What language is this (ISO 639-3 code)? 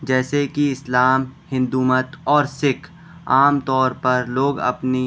urd